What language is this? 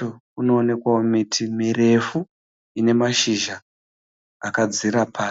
Shona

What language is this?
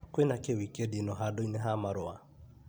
Kikuyu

